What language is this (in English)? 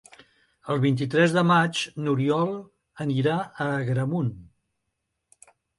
Catalan